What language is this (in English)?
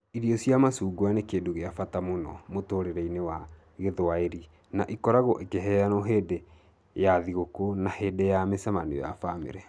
Kikuyu